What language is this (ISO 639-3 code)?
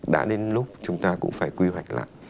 vie